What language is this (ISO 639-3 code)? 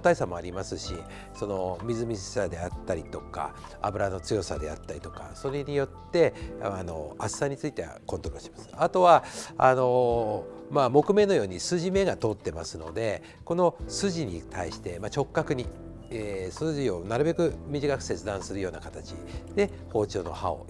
jpn